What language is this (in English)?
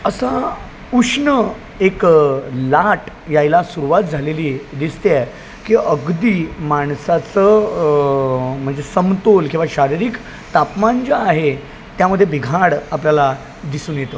Marathi